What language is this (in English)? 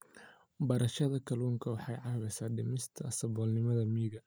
Somali